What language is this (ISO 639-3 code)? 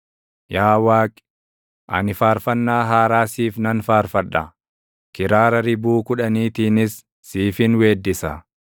orm